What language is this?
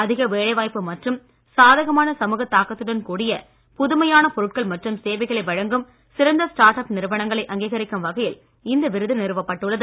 Tamil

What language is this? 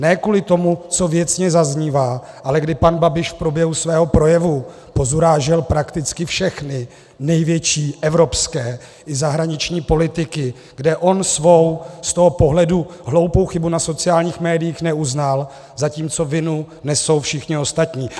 Czech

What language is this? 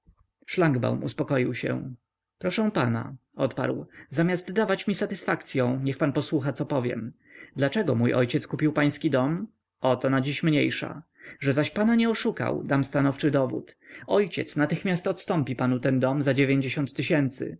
Polish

